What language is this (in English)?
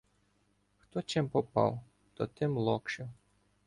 Ukrainian